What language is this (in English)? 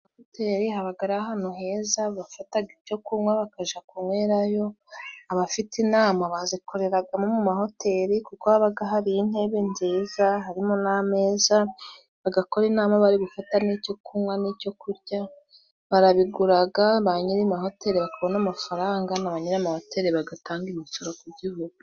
Kinyarwanda